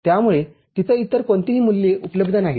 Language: Marathi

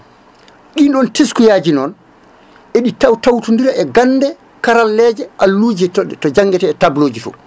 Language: Fula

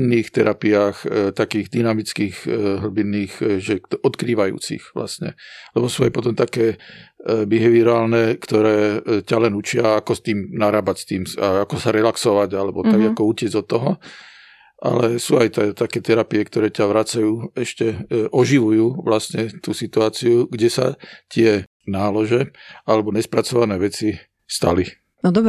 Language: Slovak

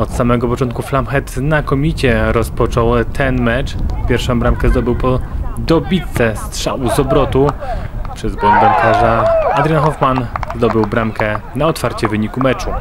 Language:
Polish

